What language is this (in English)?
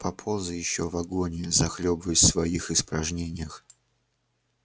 Russian